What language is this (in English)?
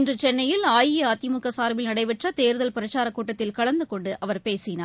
Tamil